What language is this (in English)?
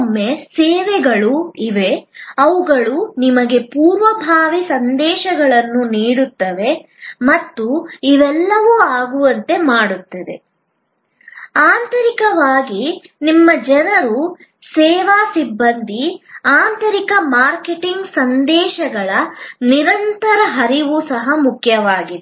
Kannada